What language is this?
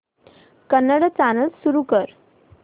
Marathi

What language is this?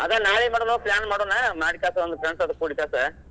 Kannada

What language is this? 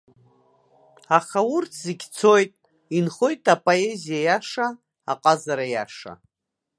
Abkhazian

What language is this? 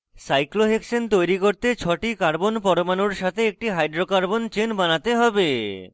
Bangla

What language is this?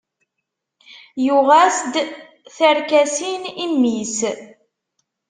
Kabyle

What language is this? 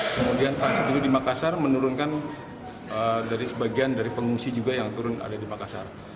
Indonesian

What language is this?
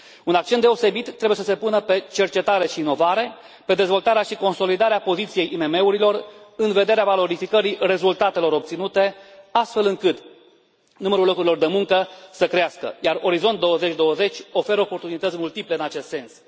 Romanian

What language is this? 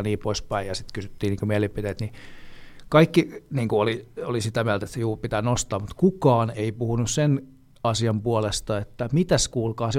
Finnish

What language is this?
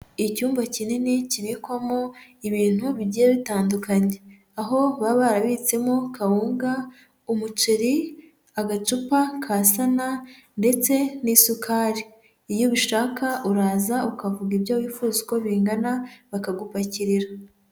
Kinyarwanda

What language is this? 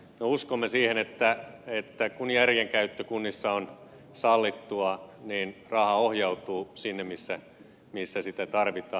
Finnish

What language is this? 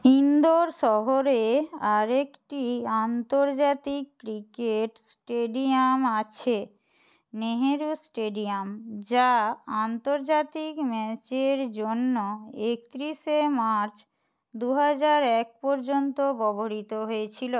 Bangla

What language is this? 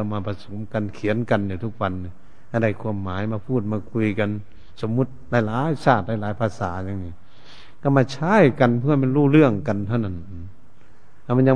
Thai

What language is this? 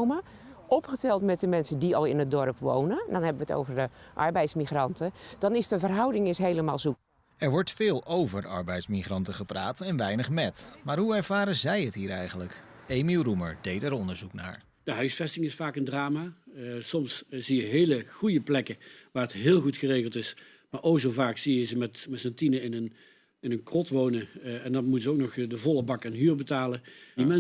Dutch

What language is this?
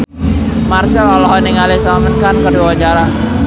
Sundanese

